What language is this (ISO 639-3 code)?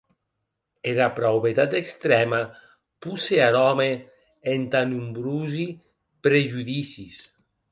oci